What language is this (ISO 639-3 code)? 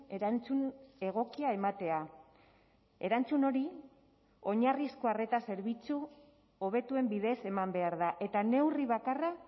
eus